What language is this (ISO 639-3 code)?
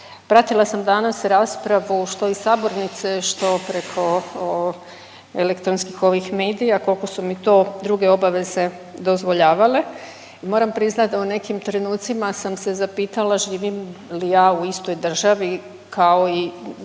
hrv